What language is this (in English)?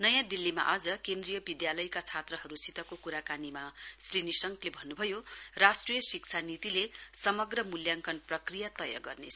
Nepali